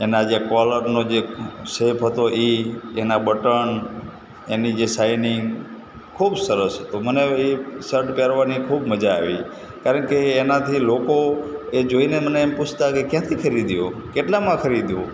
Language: Gujarati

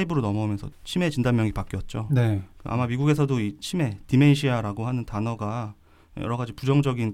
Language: Korean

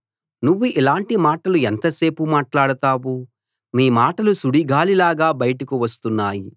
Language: Telugu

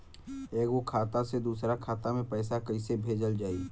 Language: Bhojpuri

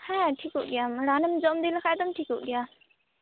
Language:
Santali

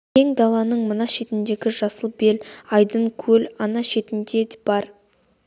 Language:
Kazakh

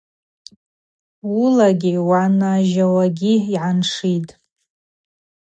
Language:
Abaza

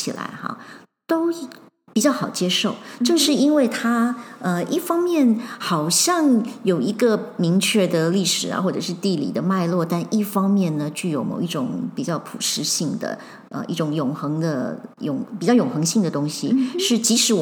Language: Chinese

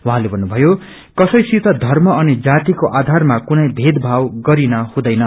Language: Nepali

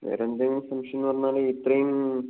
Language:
Malayalam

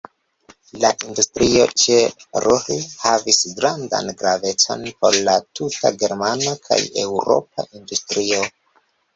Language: Esperanto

